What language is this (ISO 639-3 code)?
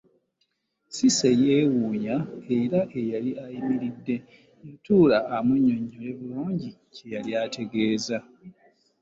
lug